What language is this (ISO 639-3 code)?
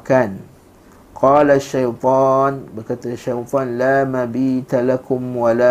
msa